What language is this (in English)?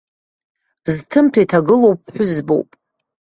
Abkhazian